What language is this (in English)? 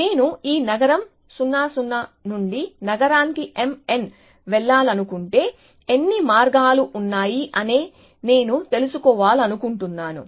Telugu